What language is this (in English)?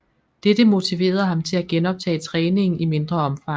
Danish